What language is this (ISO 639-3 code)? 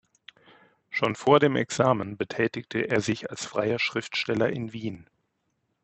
deu